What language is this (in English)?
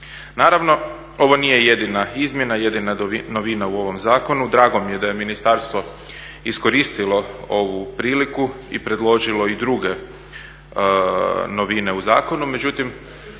Croatian